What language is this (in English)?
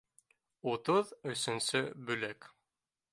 Bashkir